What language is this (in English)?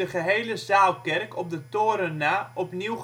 Dutch